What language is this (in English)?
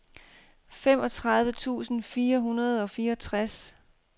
Danish